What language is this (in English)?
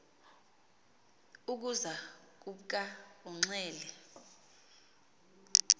Xhosa